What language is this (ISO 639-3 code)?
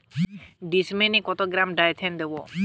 ben